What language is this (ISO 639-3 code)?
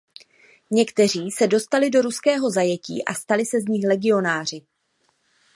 ces